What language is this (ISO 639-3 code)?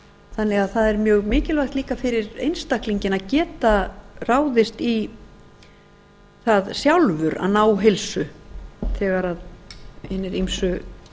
isl